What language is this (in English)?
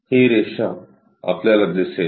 Marathi